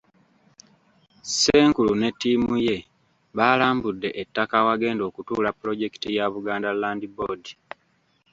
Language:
Ganda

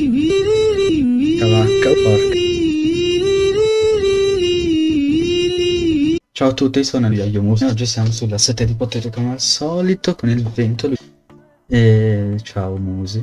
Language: Italian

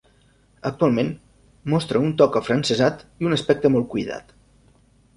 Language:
Catalan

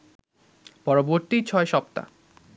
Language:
Bangla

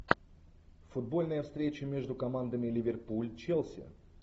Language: Russian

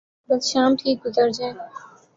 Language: Urdu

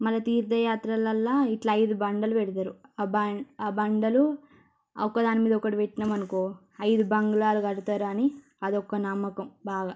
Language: Telugu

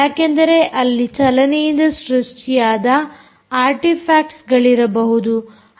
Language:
Kannada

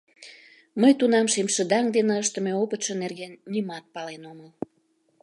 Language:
Mari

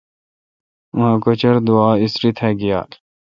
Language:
Kalkoti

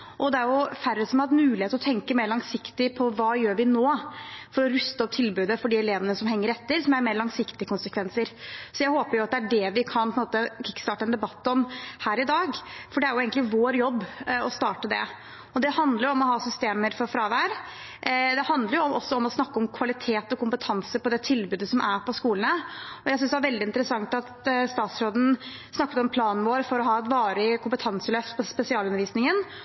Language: Norwegian Bokmål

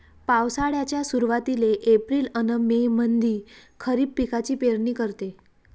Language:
Marathi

